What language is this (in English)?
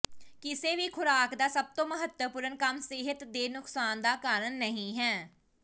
Punjabi